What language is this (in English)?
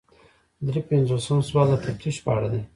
Pashto